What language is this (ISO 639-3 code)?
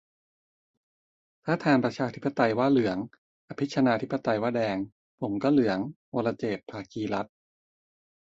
tha